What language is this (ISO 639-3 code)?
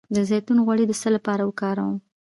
pus